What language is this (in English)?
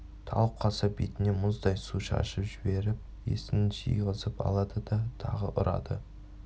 Kazakh